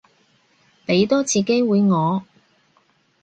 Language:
Cantonese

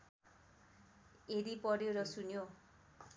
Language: Nepali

